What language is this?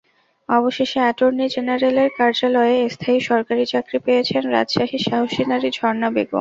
Bangla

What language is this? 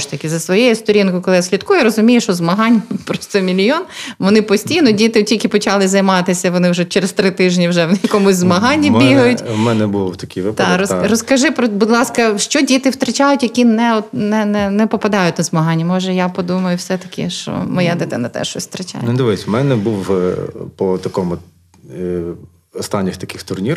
Ukrainian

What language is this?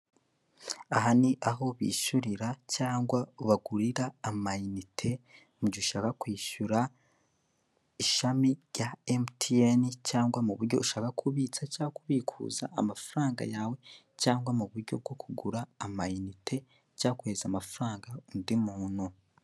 Kinyarwanda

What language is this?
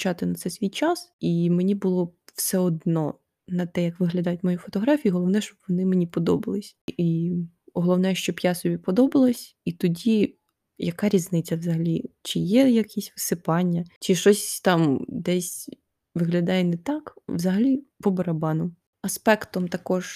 Ukrainian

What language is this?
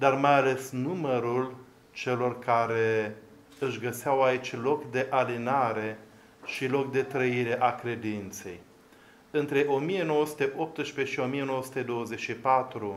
Romanian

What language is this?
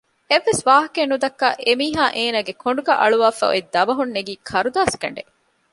Divehi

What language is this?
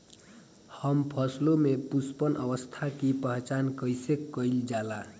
Bhojpuri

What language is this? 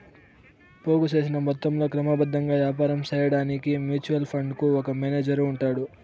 Telugu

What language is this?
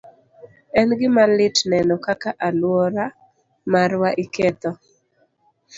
Luo (Kenya and Tanzania)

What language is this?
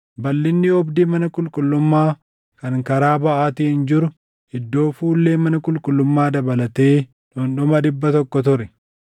Oromo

